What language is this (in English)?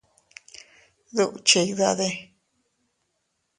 Teutila Cuicatec